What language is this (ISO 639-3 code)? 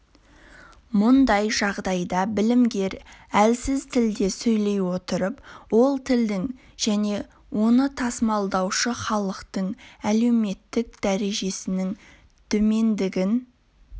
kaz